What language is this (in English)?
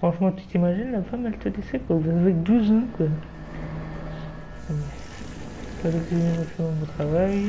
French